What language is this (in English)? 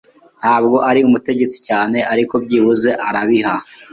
Kinyarwanda